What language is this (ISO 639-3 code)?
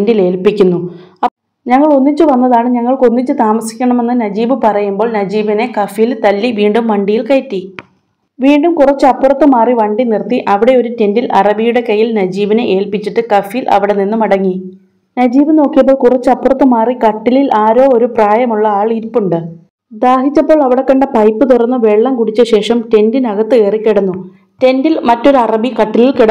mal